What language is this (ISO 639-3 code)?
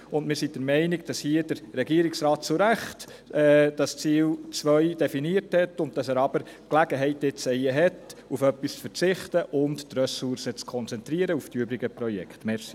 gsw